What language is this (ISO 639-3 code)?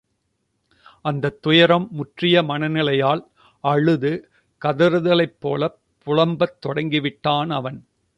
tam